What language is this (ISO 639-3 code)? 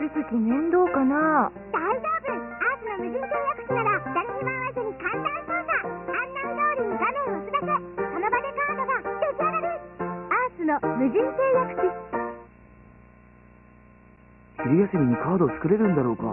jpn